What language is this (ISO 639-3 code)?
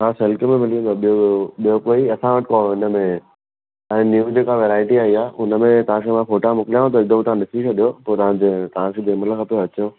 snd